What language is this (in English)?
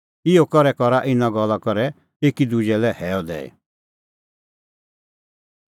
Kullu Pahari